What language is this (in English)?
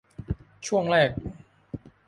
Thai